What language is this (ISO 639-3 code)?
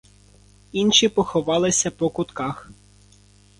ukr